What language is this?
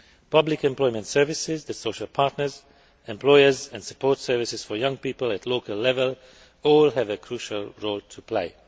English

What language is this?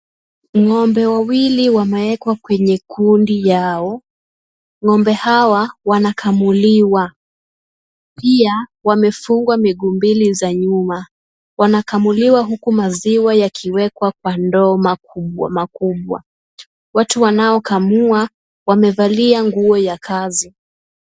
Swahili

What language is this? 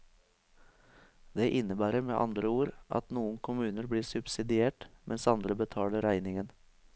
Norwegian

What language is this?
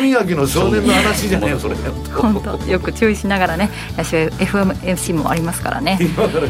Japanese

